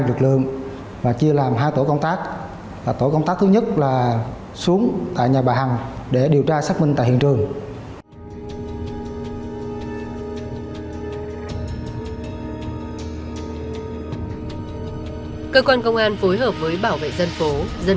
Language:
Vietnamese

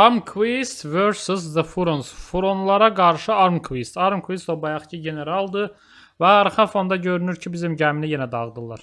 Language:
Turkish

